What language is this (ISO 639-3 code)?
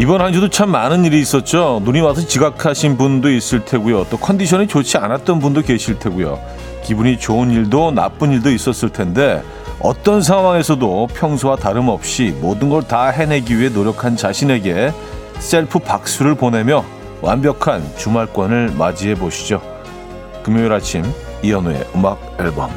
kor